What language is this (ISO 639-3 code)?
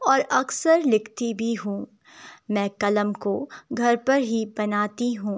urd